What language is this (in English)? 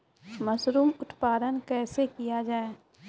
Maithili